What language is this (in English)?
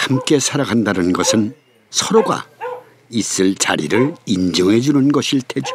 Korean